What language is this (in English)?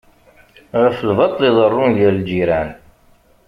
Kabyle